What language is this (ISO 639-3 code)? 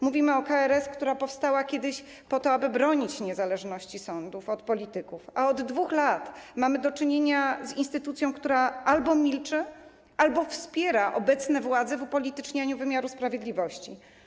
pol